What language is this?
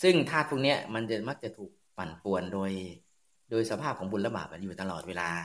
Thai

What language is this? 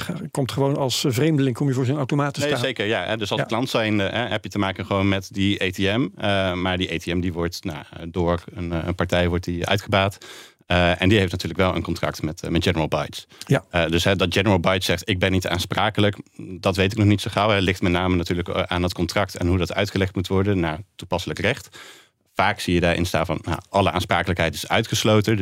Dutch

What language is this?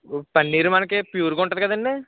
Telugu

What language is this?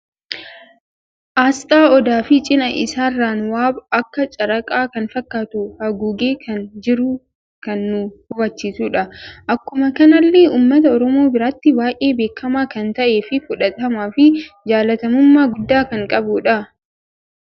Oromo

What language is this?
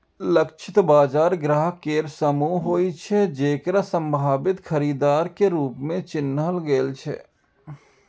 Maithili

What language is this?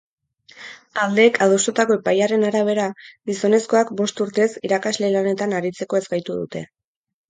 Basque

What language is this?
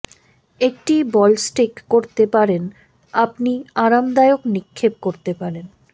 Bangla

